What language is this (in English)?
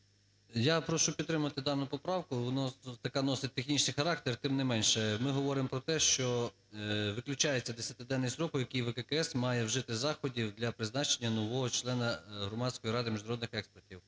Ukrainian